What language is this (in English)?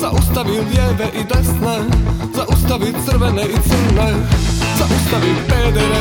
Croatian